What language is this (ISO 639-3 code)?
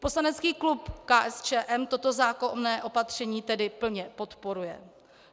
ces